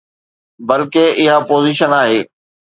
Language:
Sindhi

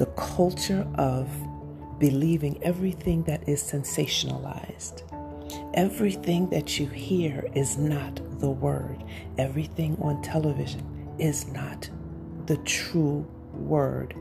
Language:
English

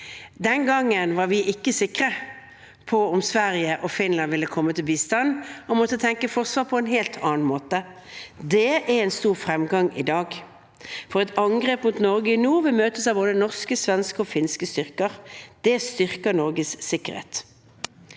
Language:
Norwegian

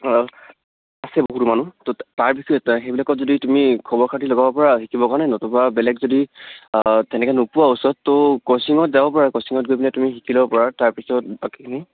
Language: Assamese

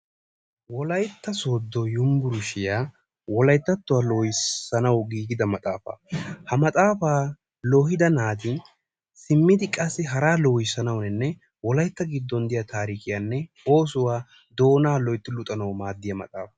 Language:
Wolaytta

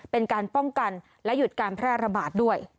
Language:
Thai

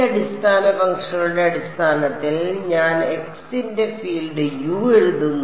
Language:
Malayalam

